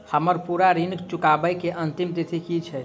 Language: Maithili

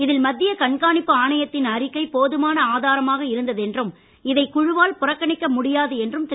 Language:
Tamil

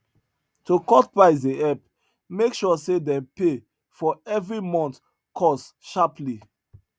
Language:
Nigerian Pidgin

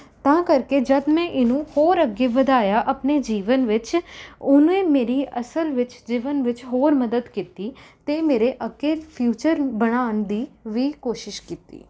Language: Punjabi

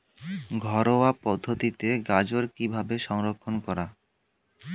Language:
Bangla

